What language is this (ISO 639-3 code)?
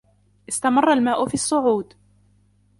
ara